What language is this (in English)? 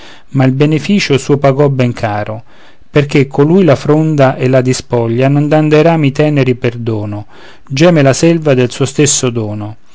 Italian